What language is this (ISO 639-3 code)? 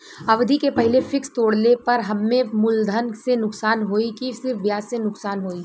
bho